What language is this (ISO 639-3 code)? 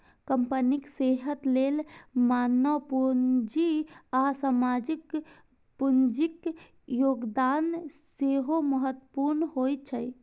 mai